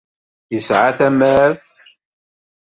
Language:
Kabyle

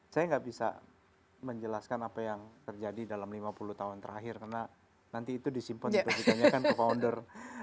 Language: Indonesian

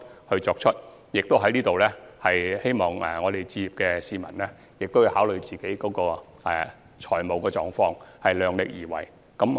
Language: Cantonese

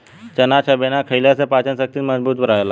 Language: Bhojpuri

